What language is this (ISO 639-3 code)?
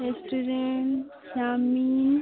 ori